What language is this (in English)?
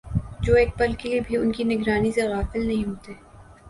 Urdu